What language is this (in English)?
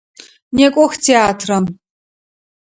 Adyghe